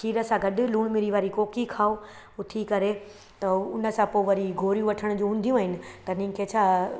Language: Sindhi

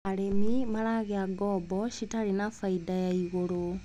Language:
Kikuyu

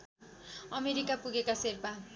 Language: Nepali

